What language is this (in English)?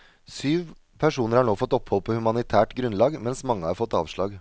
Norwegian